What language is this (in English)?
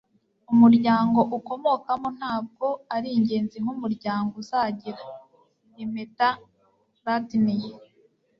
Kinyarwanda